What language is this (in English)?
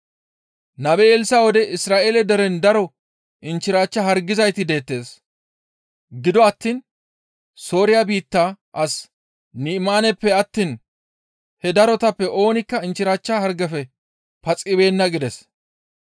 Gamo